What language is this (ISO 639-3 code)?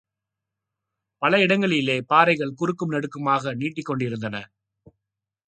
tam